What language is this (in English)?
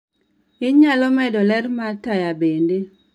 Luo (Kenya and Tanzania)